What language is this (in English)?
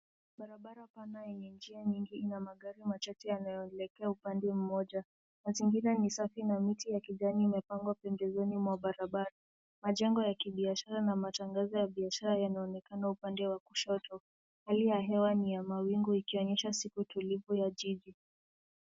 Swahili